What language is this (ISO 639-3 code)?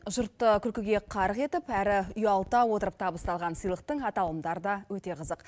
kaz